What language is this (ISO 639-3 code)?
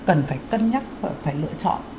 vie